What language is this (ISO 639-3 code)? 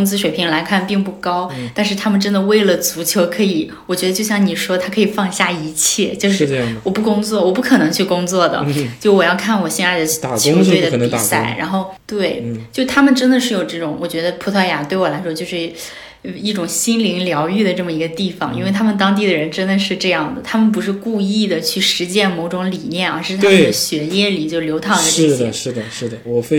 zho